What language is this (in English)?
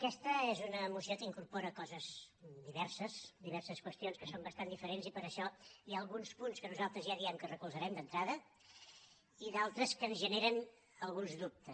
Catalan